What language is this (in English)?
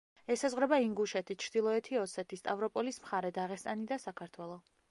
Georgian